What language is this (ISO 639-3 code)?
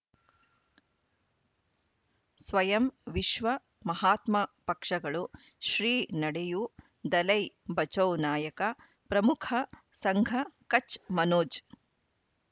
kan